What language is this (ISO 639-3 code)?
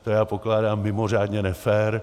ces